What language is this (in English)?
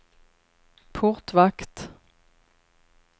Swedish